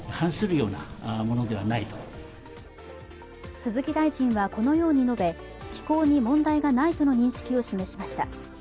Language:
Japanese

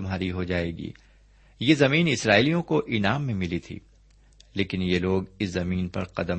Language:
Urdu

